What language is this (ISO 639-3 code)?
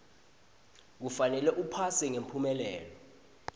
ssw